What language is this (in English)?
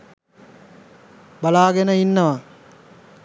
Sinhala